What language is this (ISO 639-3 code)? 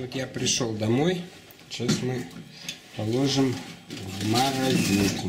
rus